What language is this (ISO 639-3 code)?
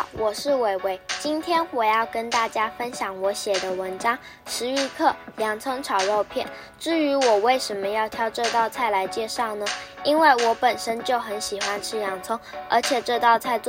zho